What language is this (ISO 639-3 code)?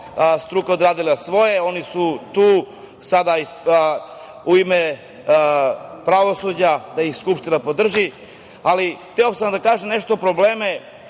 srp